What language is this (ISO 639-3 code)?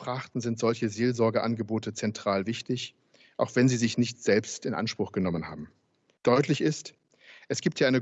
deu